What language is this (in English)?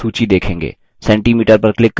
Hindi